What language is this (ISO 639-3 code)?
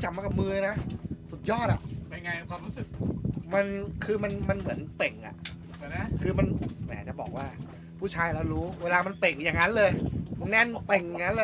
tha